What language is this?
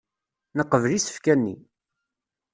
Kabyle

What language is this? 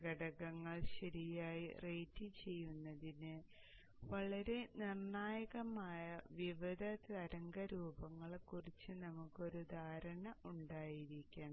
Malayalam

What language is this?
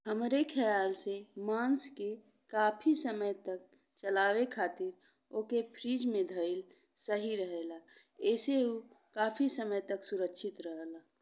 Bhojpuri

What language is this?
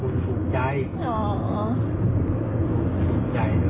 Thai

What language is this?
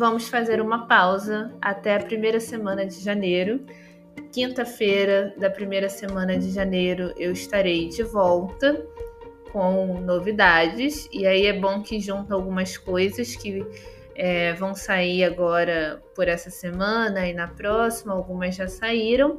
Portuguese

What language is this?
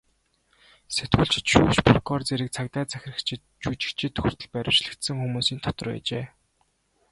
Mongolian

